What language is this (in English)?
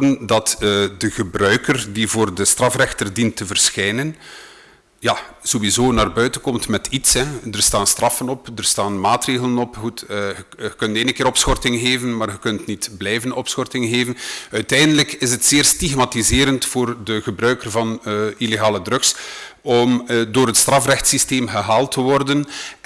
Dutch